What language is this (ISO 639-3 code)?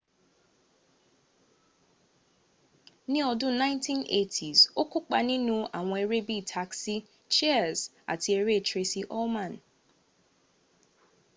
yor